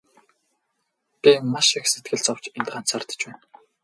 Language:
Mongolian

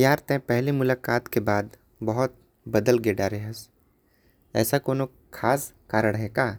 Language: Korwa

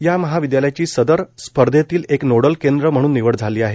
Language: Marathi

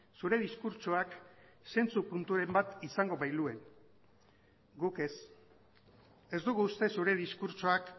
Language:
Basque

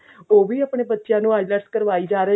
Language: Punjabi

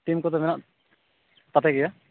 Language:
Santali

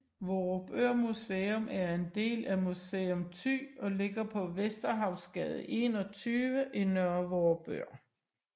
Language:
Danish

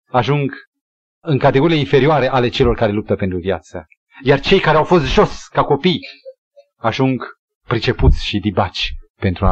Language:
Romanian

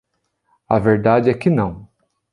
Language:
Portuguese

